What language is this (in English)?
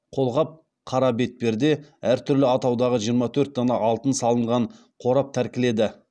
Kazakh